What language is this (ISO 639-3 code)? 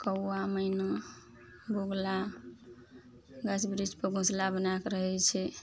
mai